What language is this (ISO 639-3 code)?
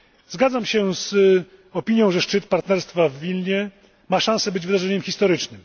pol